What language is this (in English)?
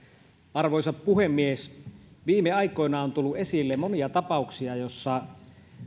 Finnish